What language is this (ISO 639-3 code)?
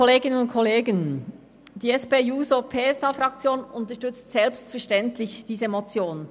gsw